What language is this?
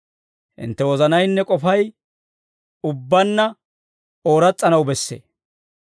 Dawro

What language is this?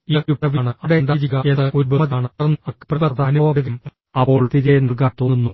Malayalam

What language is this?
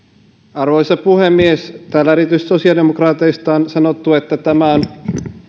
Finnish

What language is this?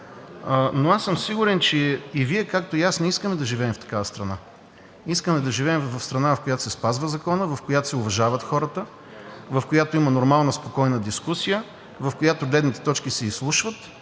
Bulgarian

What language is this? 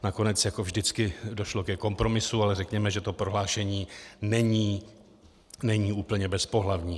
Czech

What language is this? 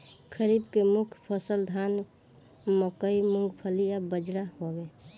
Bhojpuri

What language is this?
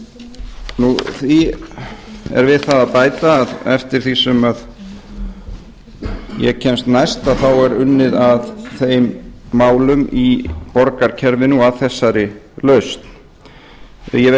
Icelandic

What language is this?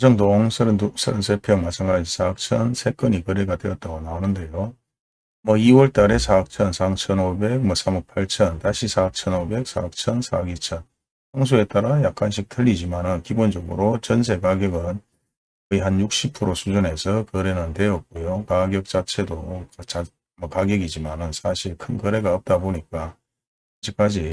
Korean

